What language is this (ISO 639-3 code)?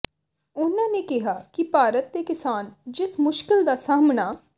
pan